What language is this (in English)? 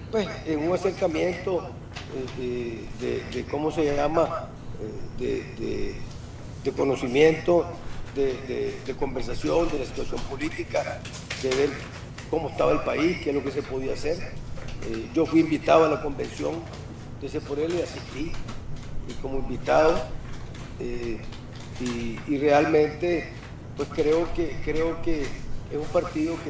Spanish